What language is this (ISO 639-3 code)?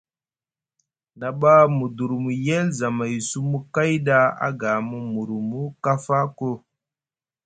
mug